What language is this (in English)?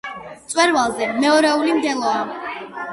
Georgian